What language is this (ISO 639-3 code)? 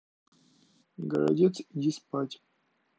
rus